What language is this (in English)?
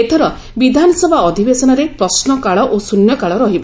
Odia